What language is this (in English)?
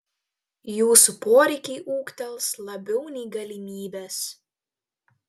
Lithuanian